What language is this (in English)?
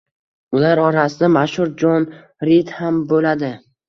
Uzbek